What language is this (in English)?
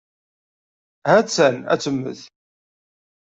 Kabyle